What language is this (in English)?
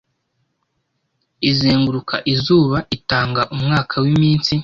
Kinyarwanda